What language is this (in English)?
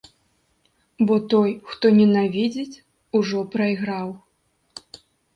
Belarusian